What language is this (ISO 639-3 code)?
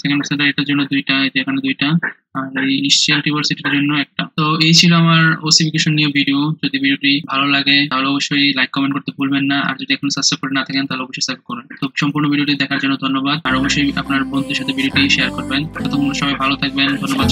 ron